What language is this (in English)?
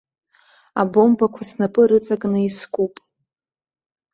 Abkhazian